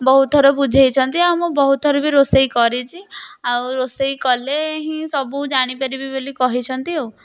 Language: Odia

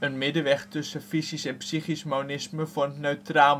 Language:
Dutch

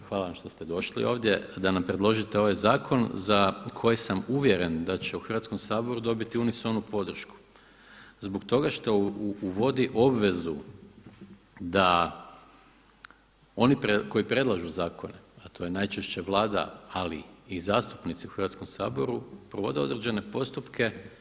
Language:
Croatian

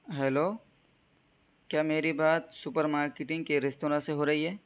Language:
Urdu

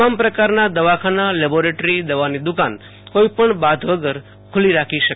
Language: Gujarati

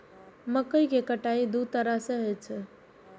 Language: Maithili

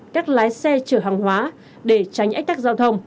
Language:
Vietnamese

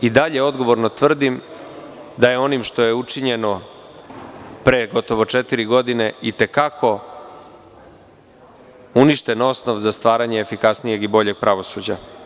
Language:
Serbian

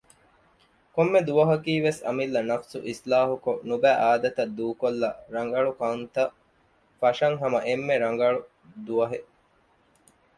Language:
Divehi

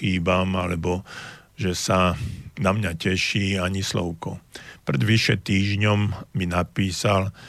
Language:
Slovak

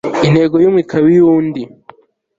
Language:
Kinyarwanda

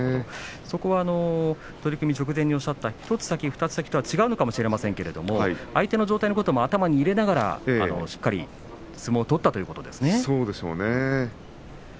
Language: Japanese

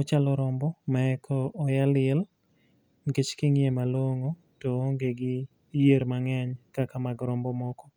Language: Luo (Kenya and Tanzania)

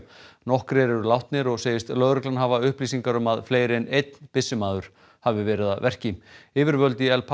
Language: Icelandic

